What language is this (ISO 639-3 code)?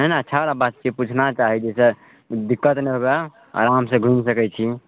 mai